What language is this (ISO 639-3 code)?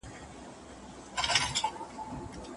pus